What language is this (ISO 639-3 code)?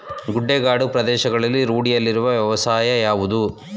kan